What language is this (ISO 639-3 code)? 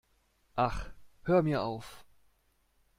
deu